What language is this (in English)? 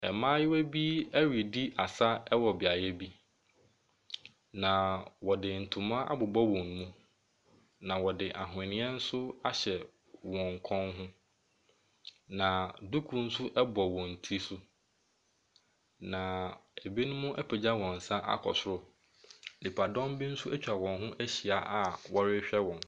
Akan